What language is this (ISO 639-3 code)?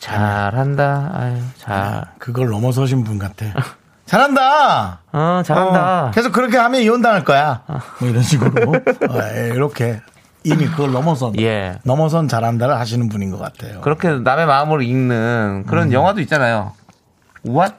kor